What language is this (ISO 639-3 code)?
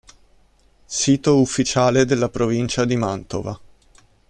ita